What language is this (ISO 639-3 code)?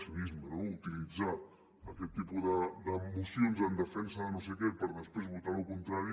cat